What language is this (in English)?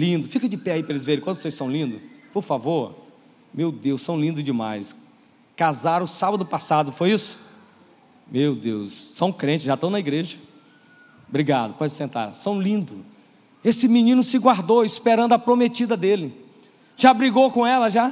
Portuguese